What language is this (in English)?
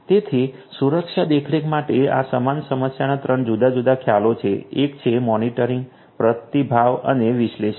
Gujarati